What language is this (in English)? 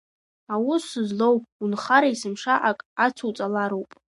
Abkhazian